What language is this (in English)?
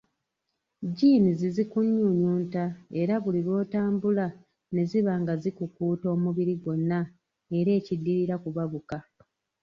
Ganda